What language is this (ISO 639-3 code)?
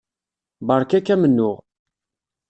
kab